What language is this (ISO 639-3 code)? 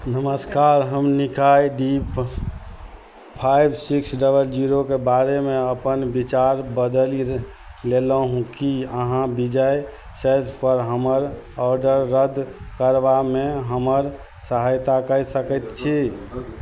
mai